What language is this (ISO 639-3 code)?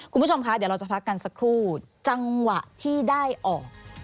tha